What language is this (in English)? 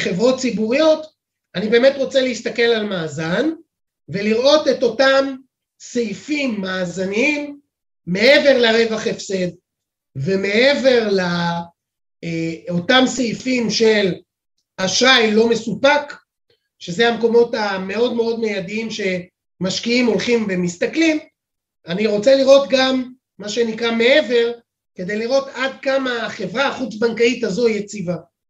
Hebrew